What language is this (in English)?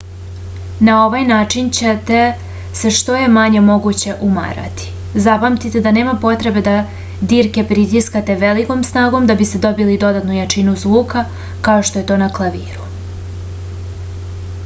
Serbian